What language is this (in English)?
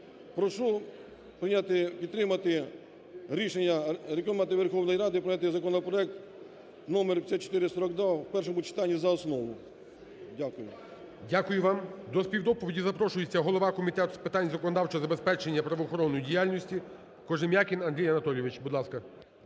Ukrainian